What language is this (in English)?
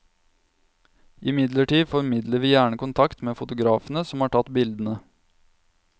Norwegian